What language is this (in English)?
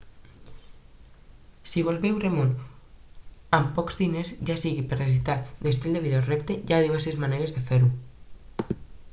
Catalan